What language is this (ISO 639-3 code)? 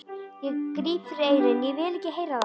isl